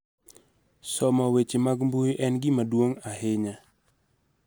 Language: Luo (Kenya and Tanzania)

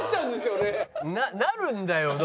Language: Japanese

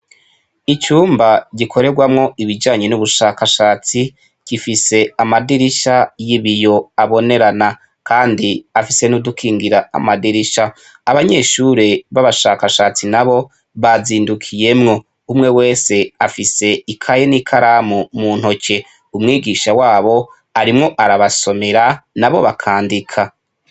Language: Rundi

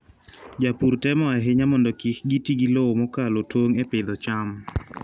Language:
Luo (Kenya and Tanzania)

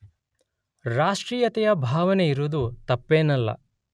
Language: Kannada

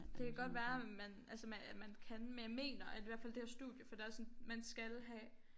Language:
Danish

